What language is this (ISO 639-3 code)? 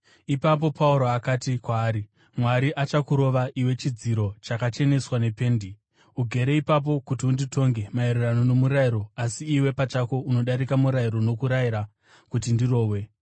sna